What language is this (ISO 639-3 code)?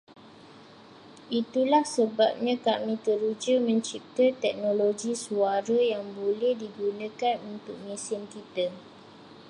msa